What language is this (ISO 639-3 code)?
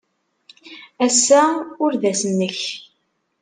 kab